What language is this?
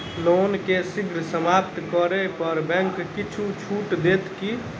Maithili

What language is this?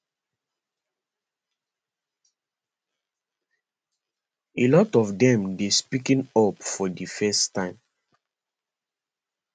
Nigerian Pidgin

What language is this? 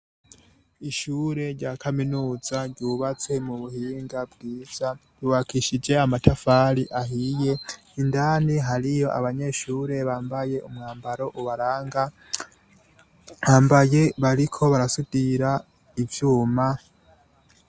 Rundi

